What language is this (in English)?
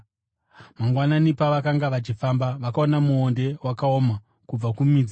Shona